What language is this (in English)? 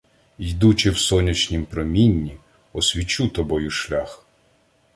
Ukrainian